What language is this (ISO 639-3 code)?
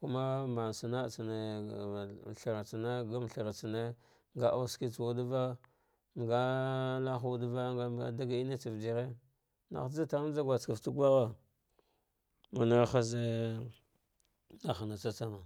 dgh